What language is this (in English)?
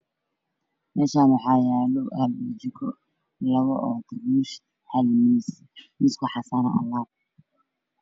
Somali